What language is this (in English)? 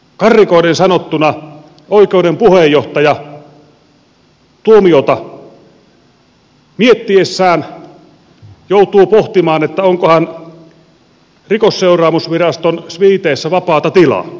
Finnish